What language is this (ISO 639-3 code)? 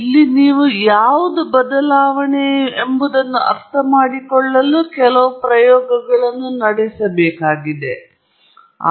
kan